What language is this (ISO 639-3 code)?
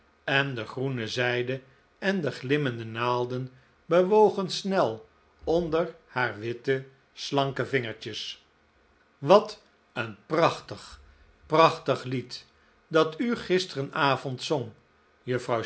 nld